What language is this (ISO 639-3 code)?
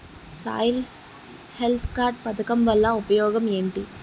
tel